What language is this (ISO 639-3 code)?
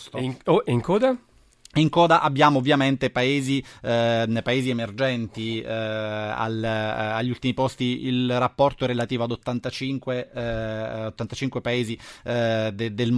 ita